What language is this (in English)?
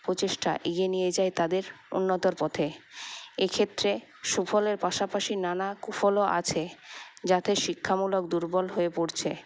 Bangla